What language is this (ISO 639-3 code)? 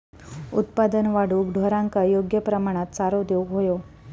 mar